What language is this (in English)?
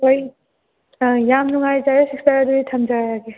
Manipuri